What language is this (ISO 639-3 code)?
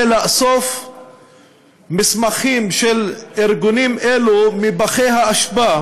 heb